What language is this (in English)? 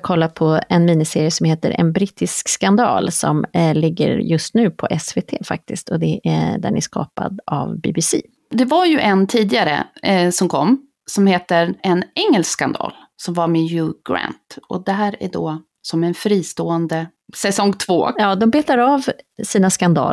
Swedish